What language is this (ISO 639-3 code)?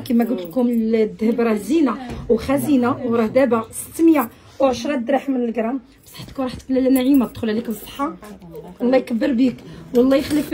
ara